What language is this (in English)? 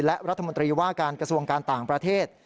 Thai